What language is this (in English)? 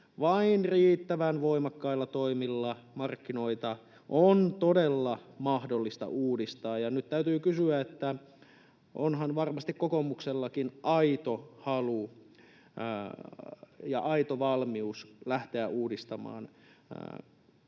Finnish